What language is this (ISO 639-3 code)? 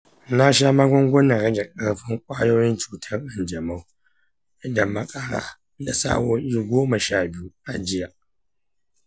hau